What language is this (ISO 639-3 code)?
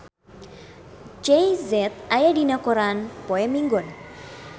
sun